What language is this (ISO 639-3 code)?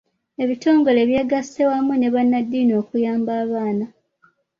lug